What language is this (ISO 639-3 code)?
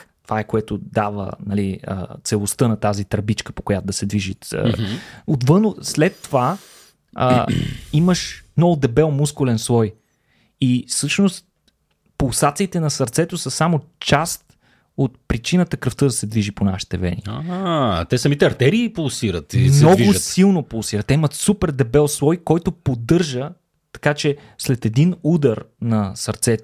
bul